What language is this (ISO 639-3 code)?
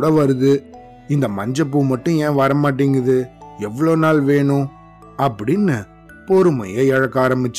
tam